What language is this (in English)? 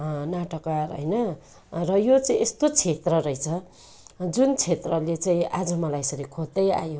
Nepali